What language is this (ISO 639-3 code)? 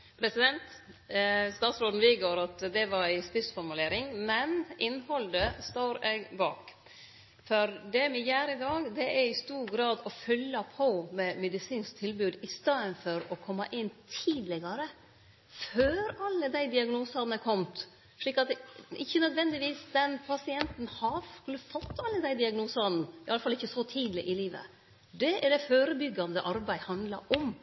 nno